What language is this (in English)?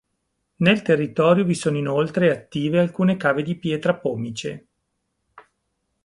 Italian